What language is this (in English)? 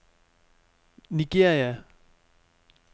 Danish